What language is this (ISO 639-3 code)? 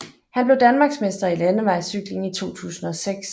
dan